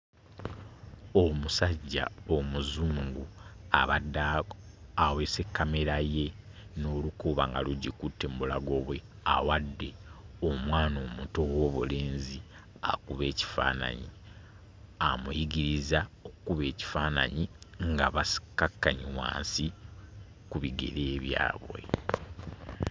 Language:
Ganda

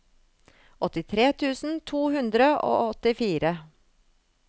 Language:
Norwegian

